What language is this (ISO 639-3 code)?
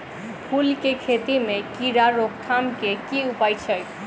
mai